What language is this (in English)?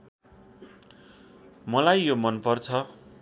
Nepali